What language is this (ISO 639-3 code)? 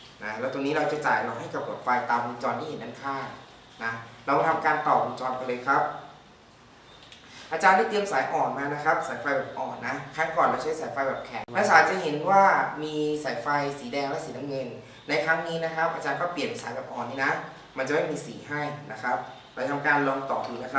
tha